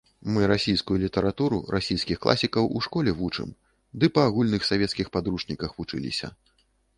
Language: Belarusian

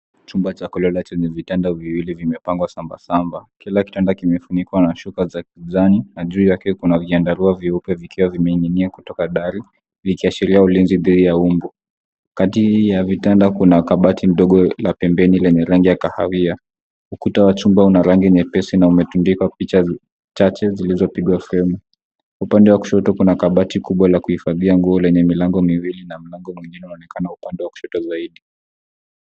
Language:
Swahili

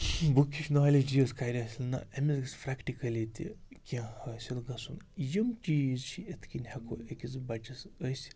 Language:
Kashmiri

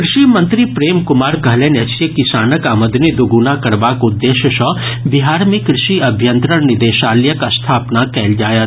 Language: Maithili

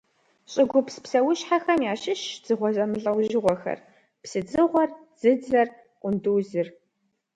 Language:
Kabardian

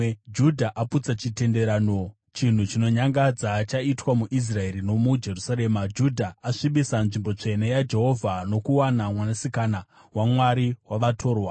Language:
Shona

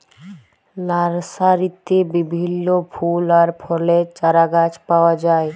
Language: Bangla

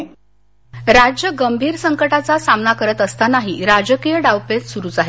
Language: Marathi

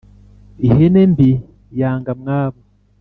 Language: Kinyarwanda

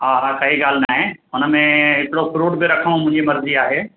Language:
Sindhi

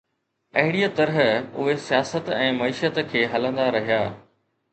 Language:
Sindhi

